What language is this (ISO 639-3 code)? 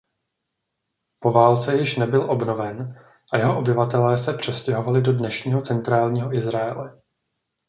ces